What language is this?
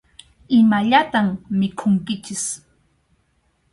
Arequipa-La Unión Quechua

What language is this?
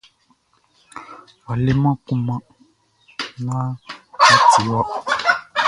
Baoulé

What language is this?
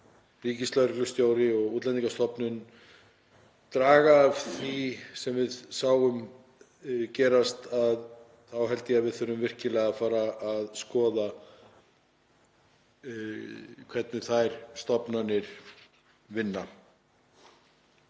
Icelandic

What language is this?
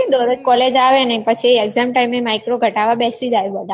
Gujarati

